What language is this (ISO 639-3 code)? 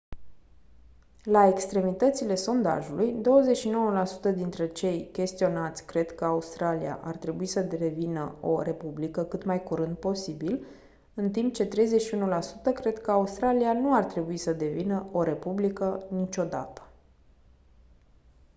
ron